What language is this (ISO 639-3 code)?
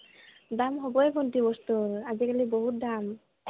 asm